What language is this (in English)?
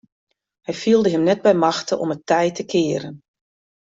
Western Frisian